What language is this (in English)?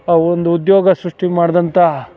Kannada